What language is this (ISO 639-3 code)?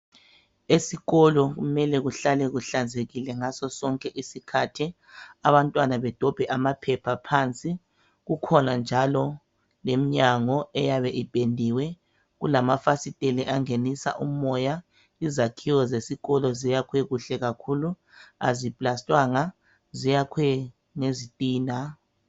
nde